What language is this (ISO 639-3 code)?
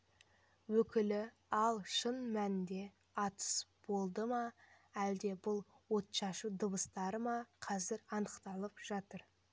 kaz